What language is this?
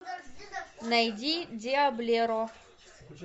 Russian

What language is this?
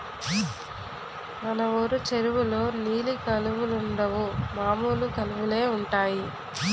Telugu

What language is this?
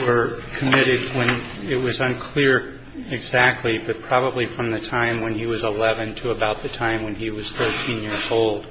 English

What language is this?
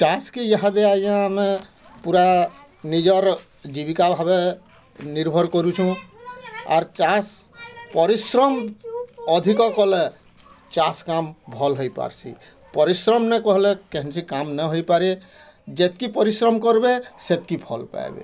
Odia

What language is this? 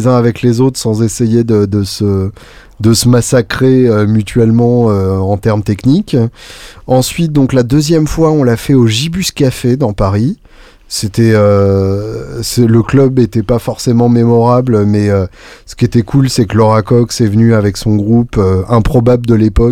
French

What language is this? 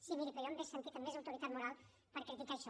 Catalan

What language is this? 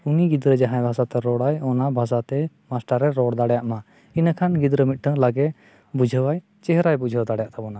Santali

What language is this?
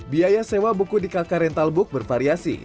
Indonesian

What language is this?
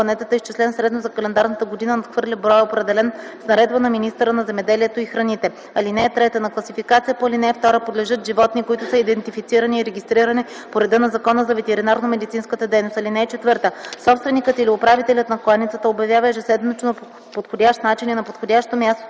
Bulgarian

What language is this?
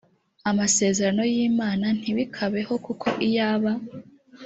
Kinyarwanda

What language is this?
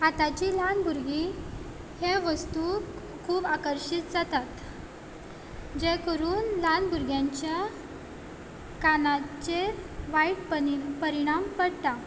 Konkani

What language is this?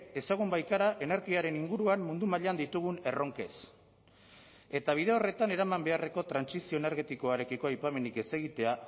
Basque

